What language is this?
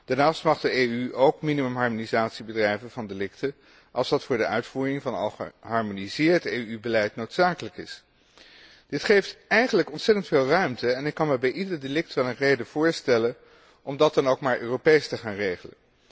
Dutch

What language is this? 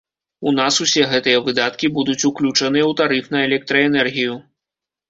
Belarusian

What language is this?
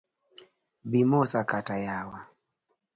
Luo (Kenya and Tanzania)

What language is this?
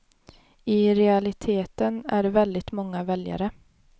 Swedish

